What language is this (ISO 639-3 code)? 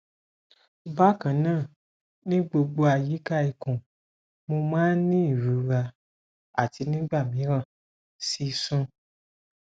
yor